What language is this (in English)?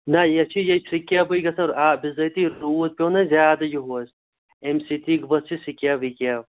Kashmiri